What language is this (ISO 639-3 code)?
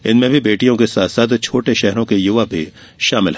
hin